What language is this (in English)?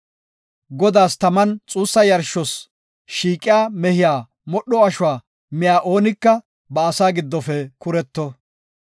Gofa